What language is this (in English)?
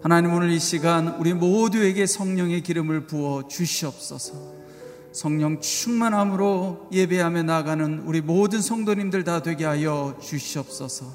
Korean